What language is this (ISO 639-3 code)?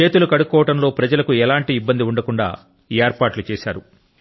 tel